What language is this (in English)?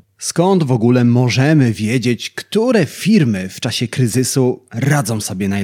Polish